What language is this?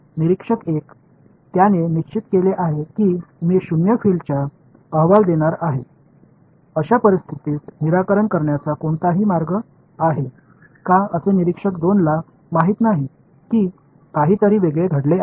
Marathi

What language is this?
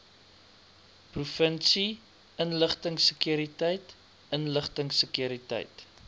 Afrikaans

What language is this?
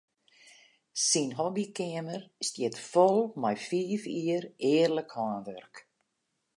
Western Frisian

